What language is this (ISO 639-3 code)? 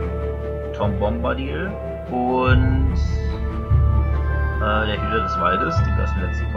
deu